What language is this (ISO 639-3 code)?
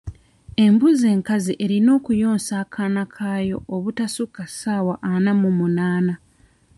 lug